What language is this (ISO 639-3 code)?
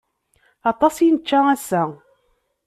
kab